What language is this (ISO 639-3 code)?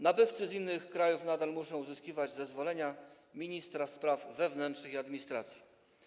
pol